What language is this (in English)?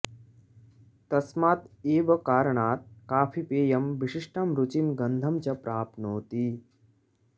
Sanskrit